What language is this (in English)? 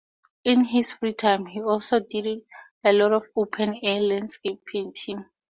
English